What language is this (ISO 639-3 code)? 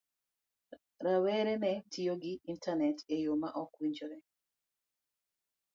luo